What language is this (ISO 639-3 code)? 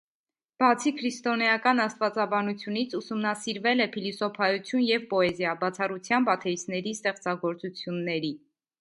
hye